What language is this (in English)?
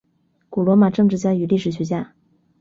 Chinese